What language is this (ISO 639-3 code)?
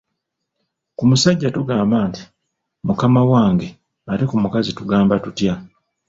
lug